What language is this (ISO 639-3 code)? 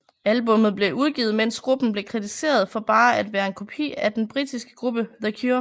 dan